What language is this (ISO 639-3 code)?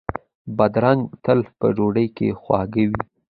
pus